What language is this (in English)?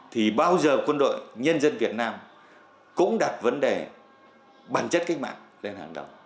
Vietnamese